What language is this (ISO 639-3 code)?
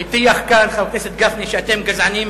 heb